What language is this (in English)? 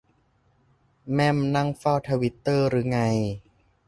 Thai